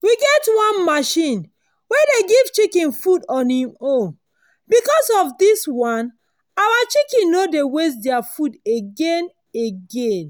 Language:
Nigerian Pidgin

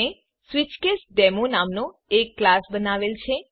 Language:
Gujarati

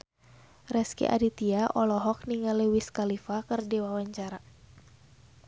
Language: Sundanese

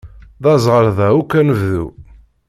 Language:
Kabyle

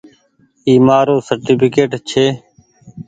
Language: Goaria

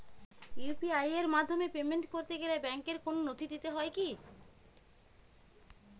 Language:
Bangla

